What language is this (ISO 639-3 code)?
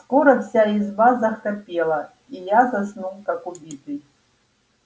rus